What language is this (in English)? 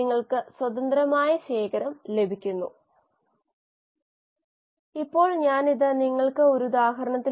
Malayalam